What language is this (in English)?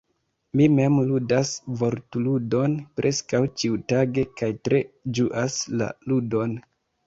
Esperanto